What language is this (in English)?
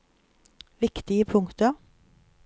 Norwegian